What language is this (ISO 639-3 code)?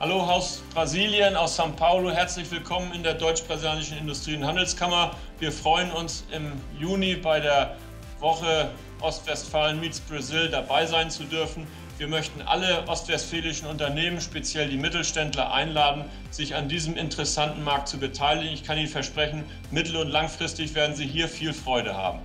deu